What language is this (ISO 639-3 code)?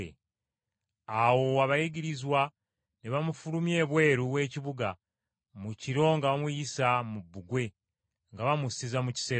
lug